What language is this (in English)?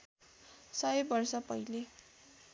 Nepali